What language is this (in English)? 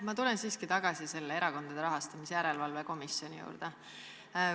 Estonian